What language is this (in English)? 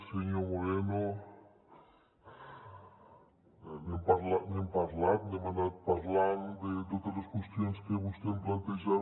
Catalan